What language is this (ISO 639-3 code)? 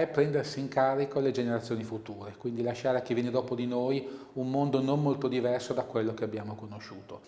ita